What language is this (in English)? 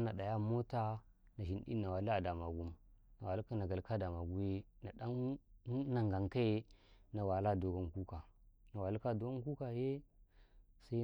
Karekare